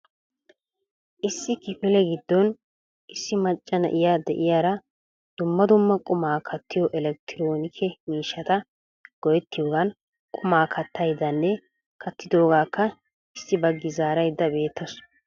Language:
Wolaytta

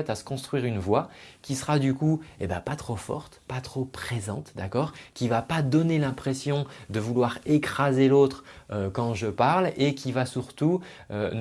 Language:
French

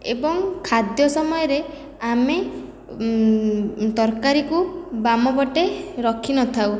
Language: Odia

